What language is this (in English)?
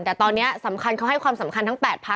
Thai